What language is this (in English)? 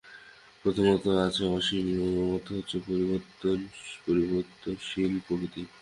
Bangla